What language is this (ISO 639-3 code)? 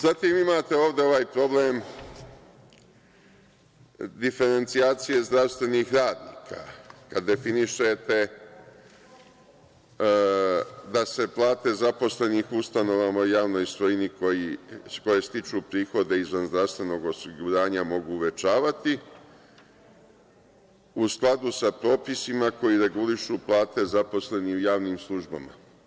srp